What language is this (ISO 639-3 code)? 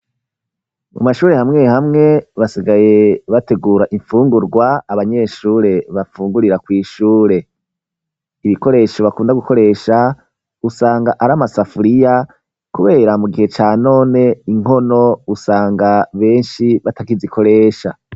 run